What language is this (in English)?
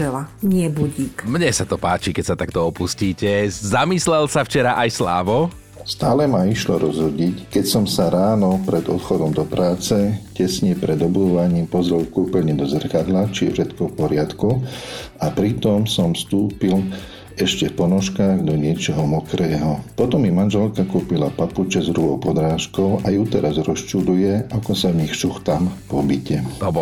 Slovak